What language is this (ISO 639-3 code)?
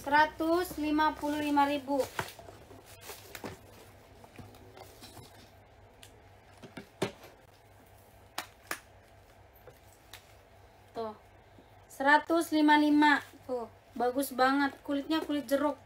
ind